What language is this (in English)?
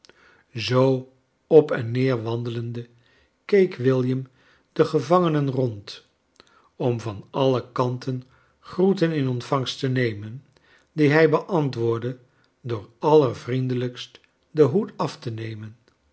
Dutch